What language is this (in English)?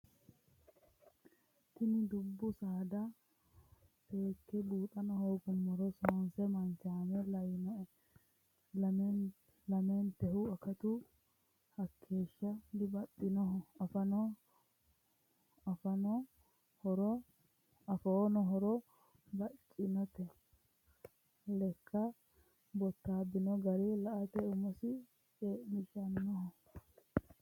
Sidamo